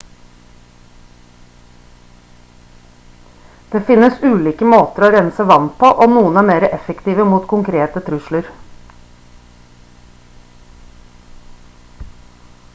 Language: Norwegian Bokmål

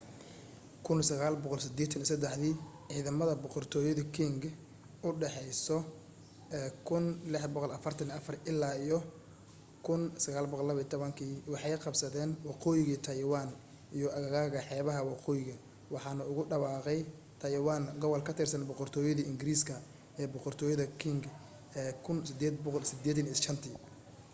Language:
Somali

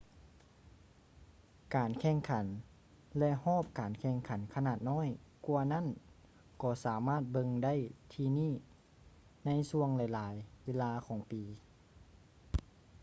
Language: Lao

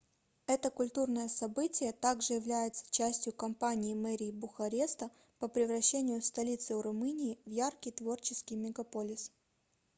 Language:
Russian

